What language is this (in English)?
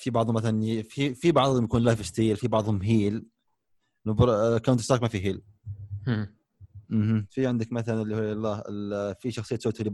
Arabic